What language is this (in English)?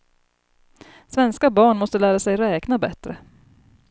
Swedish